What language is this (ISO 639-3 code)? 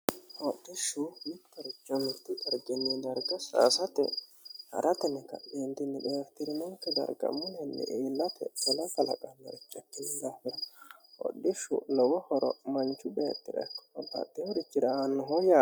sid